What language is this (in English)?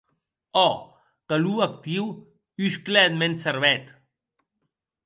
Occitan